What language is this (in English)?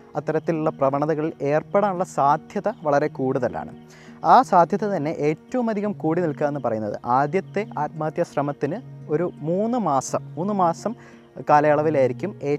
Malayalam